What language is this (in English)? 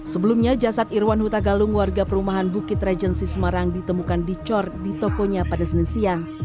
Indonesian